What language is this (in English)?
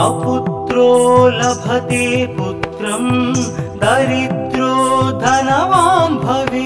Hindi